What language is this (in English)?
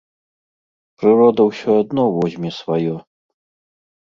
Belarusian